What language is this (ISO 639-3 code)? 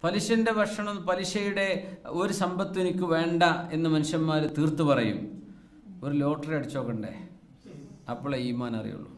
mal